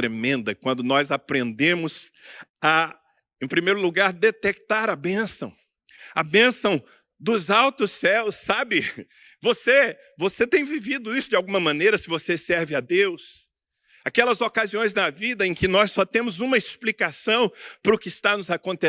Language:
Portuguese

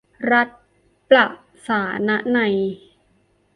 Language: Thai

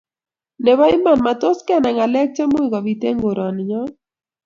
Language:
Kalenjin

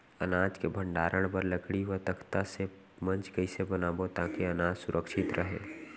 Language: Chhattisgarhi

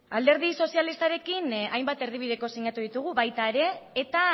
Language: Basque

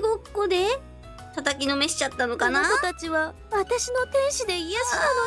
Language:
Japanese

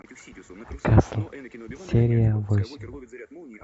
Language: Russian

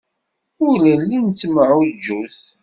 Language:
Kabyle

